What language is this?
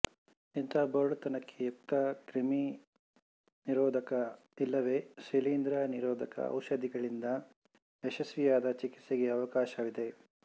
Kannada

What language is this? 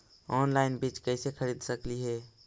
Magahi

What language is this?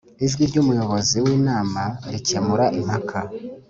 Kinyarwanda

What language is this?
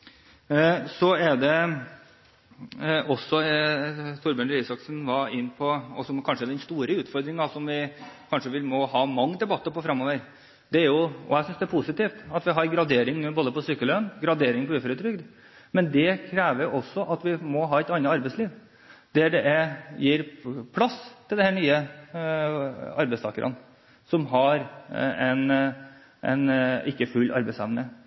Norwegian Bokmål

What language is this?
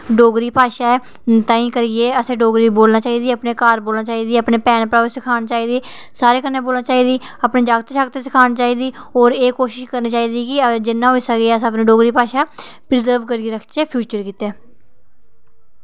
Dogri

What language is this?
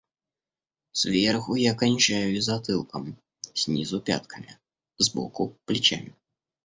Russian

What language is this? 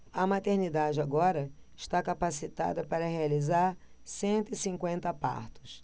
Portuguese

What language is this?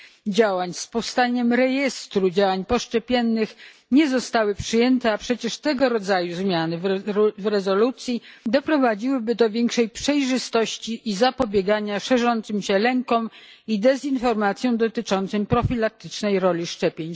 Polish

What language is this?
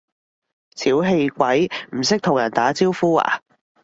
Cantonese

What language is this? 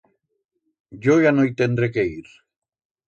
Aragonese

